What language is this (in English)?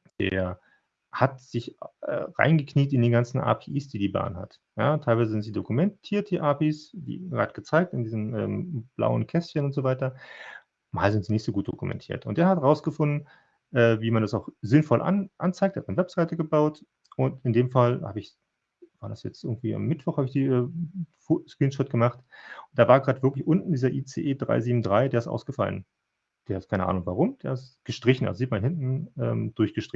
German